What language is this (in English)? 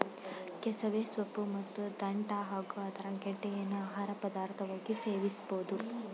Kannada